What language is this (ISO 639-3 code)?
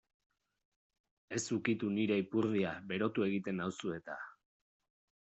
eus